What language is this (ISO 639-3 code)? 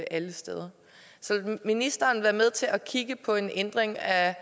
dan